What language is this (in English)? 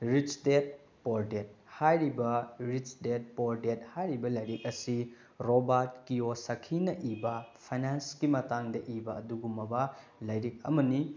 Manipuri